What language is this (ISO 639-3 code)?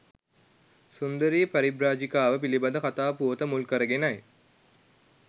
sin